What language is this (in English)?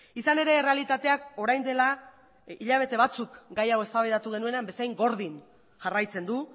Basque